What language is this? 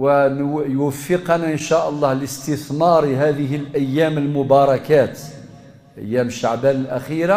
Arabic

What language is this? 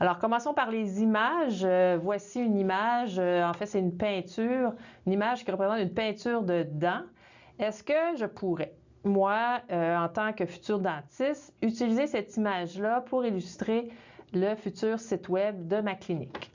French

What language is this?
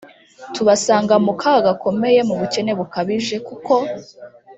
Kinyarwanda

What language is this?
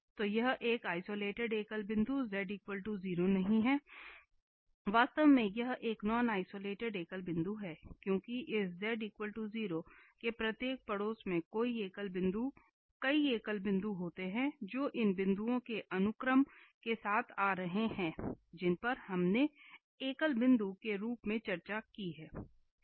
Hindi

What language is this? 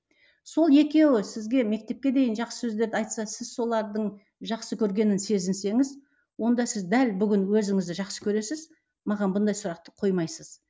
Kazakh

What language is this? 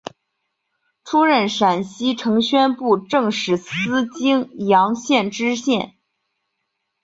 Chinese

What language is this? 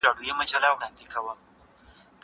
Pashto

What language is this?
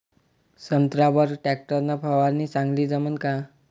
Marathi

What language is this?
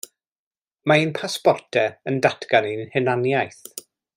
Welsh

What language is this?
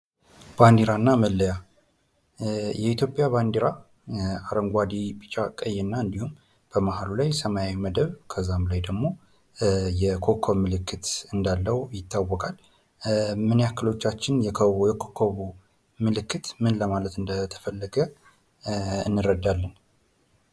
Amharic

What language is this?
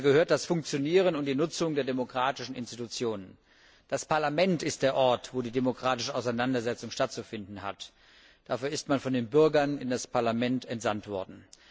German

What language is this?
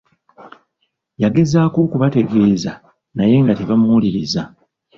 Ganda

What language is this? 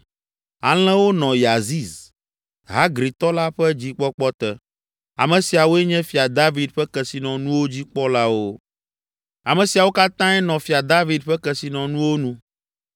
Ewe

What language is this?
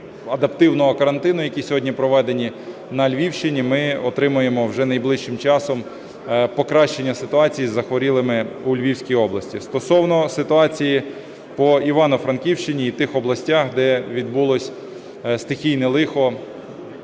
Ukrainian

